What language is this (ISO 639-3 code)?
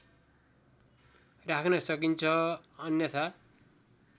nep